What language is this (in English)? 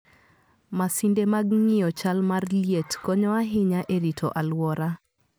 Luo (Kenya and Tanzania)